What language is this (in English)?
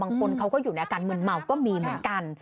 Thai